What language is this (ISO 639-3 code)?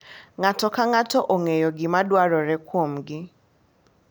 luo